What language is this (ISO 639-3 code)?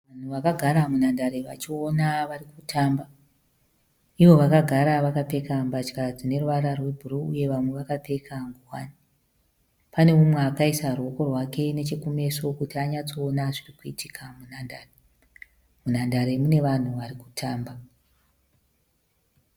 sna